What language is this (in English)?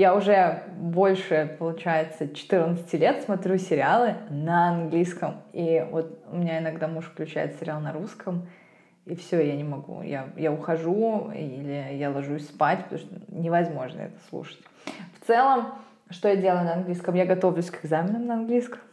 Russian